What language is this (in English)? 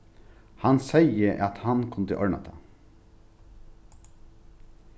Faroese